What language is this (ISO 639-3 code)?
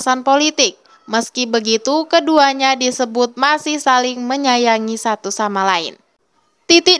ind